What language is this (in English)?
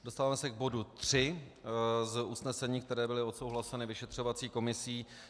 Czech